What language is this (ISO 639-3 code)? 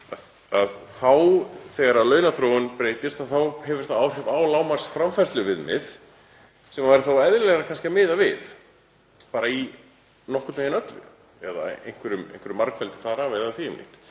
isl